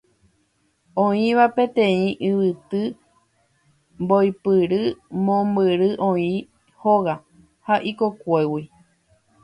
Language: Guarani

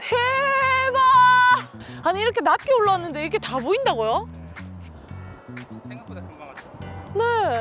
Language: Korean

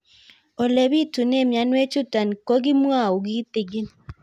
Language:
Kalenjin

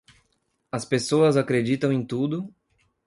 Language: Portuguese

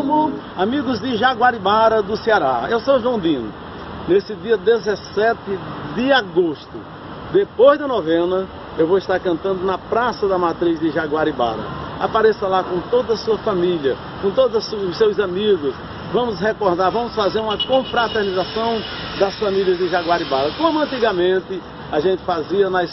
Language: Portuguese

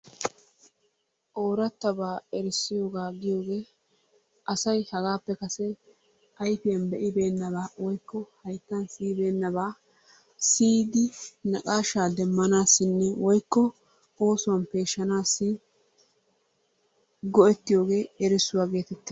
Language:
Wolaytta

